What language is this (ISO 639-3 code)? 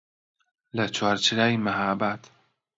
ckb